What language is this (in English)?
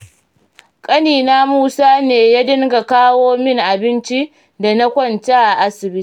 Hausa